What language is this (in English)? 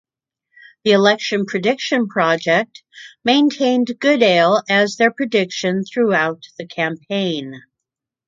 English